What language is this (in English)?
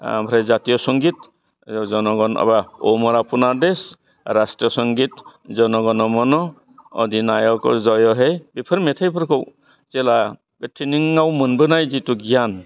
Bodo